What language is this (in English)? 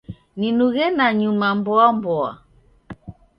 Taita